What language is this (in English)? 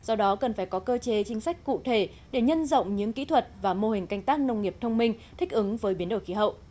Vietnamese